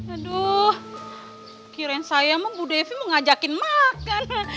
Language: Indonesian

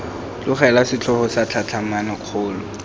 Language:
Tswana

